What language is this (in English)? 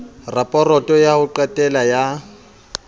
Southern Sotho